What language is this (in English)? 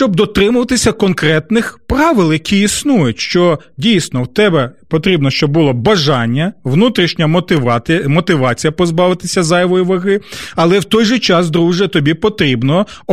Ukrainian